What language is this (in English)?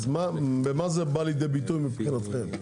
Hebrew